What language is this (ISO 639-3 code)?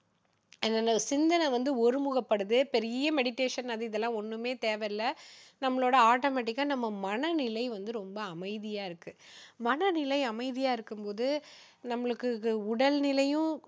tam